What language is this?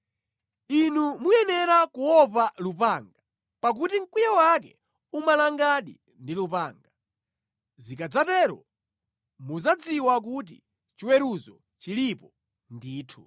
Nyanja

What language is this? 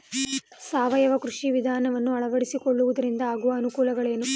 Kannada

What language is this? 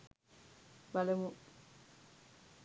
Sinhala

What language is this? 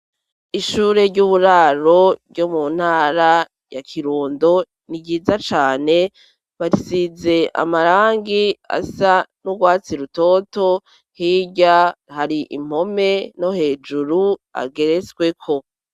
Rundi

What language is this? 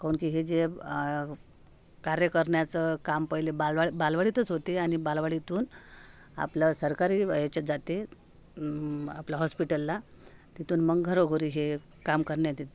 Marathi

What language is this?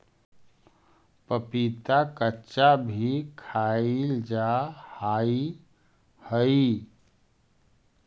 Magahi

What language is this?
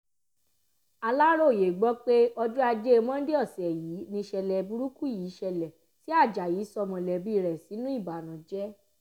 Yoruba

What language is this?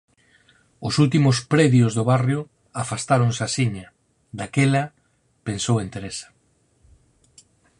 Galician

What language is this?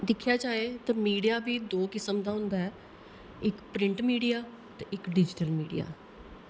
Dogri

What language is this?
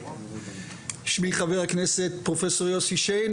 Hebrew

